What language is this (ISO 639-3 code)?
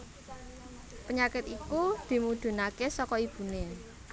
jav